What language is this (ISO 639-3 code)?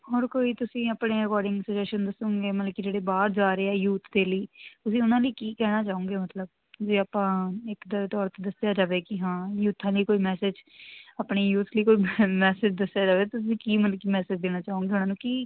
pan